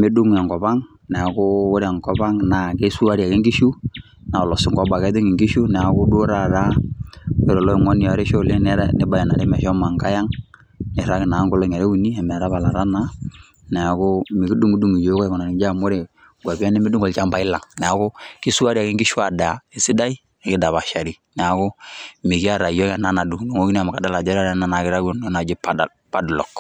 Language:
Masai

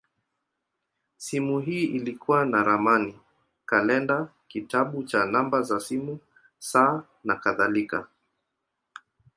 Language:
Swahili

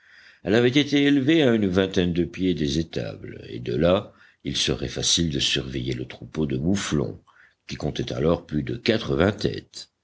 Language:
French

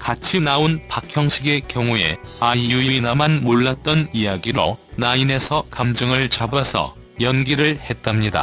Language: Korean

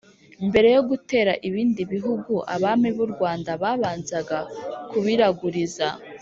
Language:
Kinyarwanda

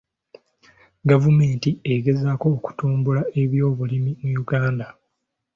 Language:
Ganda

